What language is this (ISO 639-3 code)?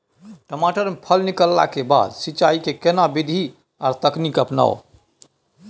mai